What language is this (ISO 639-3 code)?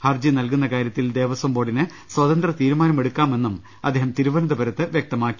mal